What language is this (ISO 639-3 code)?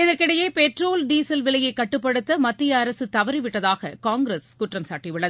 tam